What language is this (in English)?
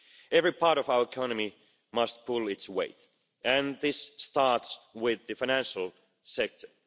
English